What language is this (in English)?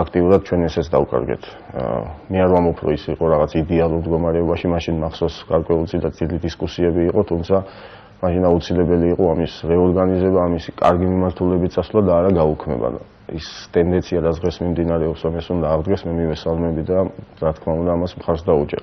Romanian